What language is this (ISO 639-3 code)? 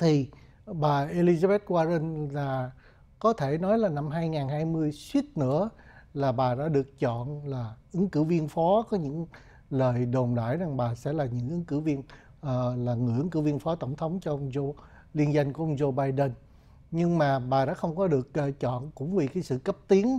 vie